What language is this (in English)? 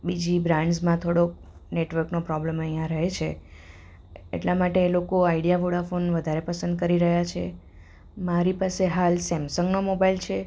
Gujarati